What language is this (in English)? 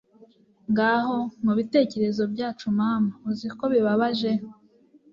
Kinyarwanda